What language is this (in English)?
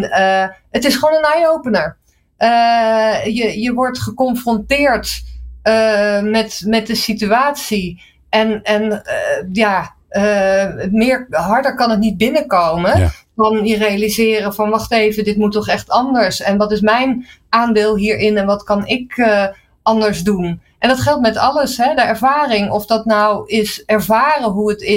Dutch